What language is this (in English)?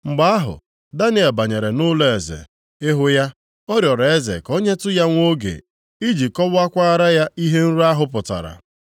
Igbo